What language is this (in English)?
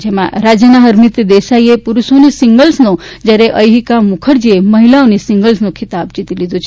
Gujarati